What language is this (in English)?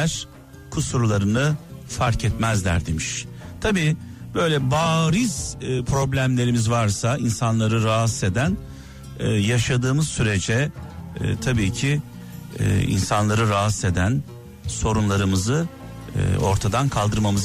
Turkish